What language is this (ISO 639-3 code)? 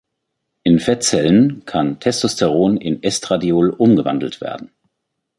deu